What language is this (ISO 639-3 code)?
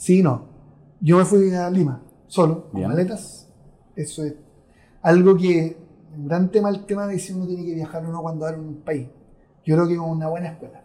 spa